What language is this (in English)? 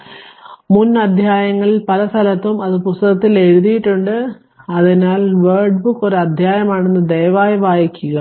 Malayalam